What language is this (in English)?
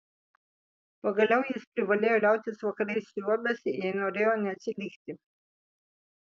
Lithuanian